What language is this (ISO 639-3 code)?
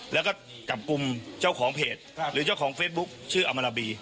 tha